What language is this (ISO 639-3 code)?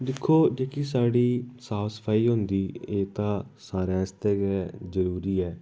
doi